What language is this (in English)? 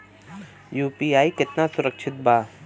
Bhojpuri